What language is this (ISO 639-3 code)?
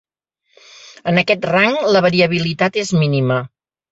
cat